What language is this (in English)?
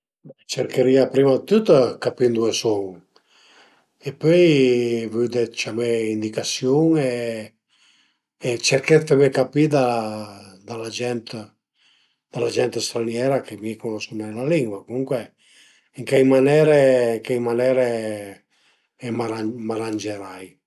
Piedmontese